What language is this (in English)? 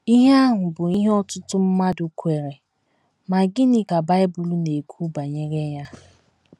Igbo